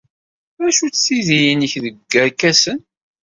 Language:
Kabyle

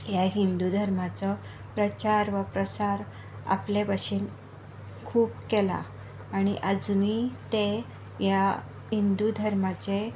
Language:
Konkani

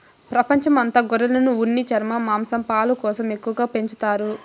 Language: Telugu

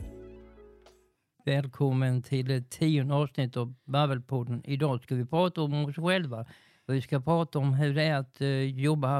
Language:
Swedish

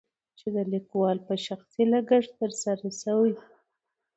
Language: Pashto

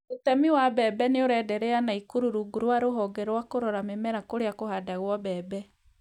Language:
Kikuyu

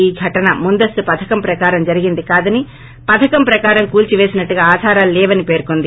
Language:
Telugu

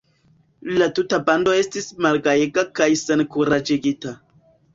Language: Esperanto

